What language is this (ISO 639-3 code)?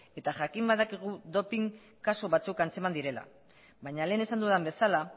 eus